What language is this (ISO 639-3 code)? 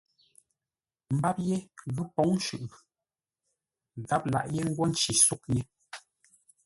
nla